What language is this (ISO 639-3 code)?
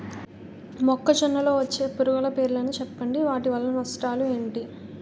tel